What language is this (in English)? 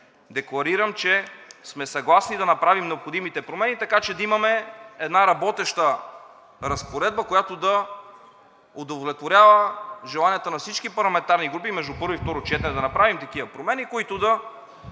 Bulgarian